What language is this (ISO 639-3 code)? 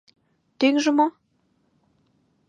chm